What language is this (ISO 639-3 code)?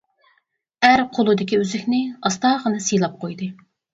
uig